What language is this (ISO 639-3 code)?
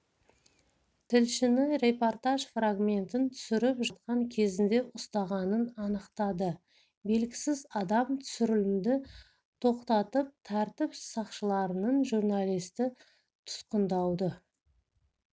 kaz